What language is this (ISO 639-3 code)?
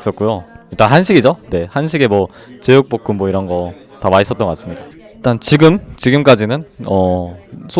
kor